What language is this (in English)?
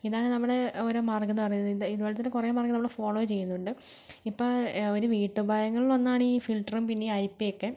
Malayalam